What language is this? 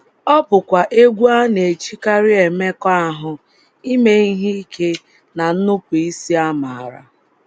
Igbo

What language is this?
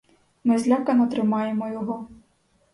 Ukrainian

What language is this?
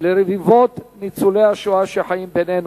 Hebrew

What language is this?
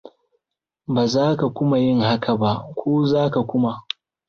Hausa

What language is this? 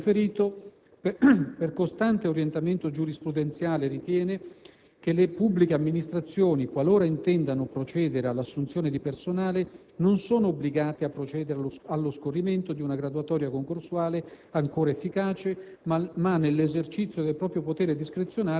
Italian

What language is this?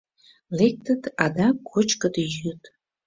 Mari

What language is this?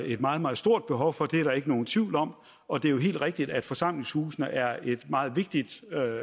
Danish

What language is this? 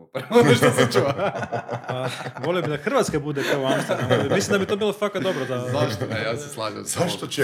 Croatian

